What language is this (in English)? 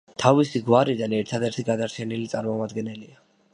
Georgian